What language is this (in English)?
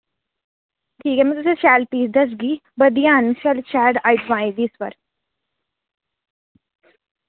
Dogri